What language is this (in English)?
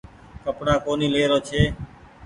Goaria